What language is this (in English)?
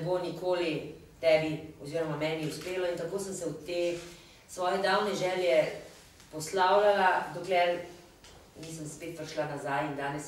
Romanian